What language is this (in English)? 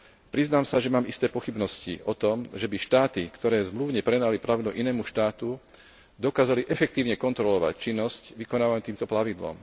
Slovak